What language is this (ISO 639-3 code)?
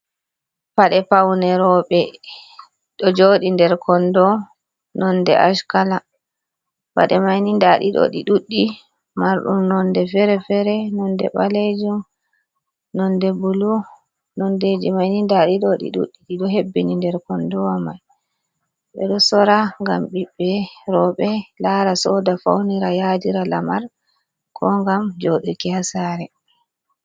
ful